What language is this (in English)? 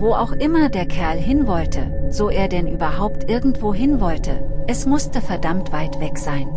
German